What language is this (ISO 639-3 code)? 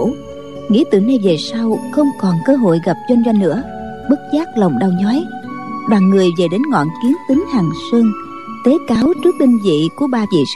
vie